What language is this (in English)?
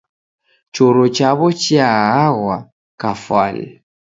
Taita